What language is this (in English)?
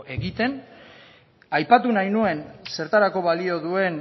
Basque